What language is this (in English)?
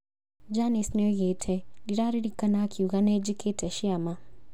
Kikuyu